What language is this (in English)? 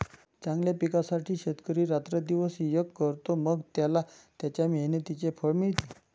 Marathi